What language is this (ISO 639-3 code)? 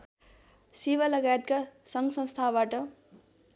nep